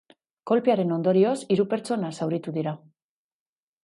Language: Basque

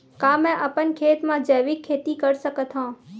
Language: Chhattisgarhi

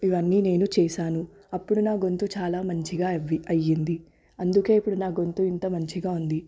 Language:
Telugu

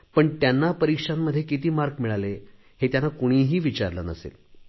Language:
Marathi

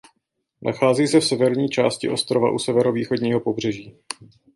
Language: Czech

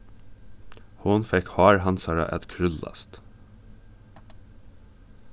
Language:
Faroese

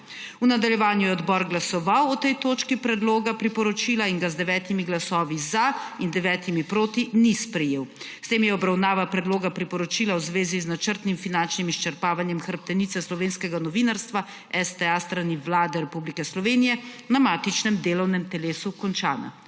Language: Slovenian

